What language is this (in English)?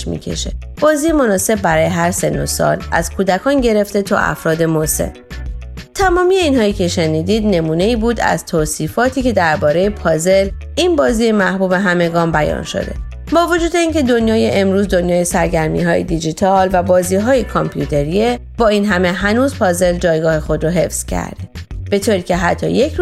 Persian